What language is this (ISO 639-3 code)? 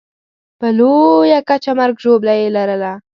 pus